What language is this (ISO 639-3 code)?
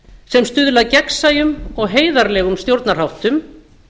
isl